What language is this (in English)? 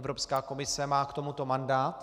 Czech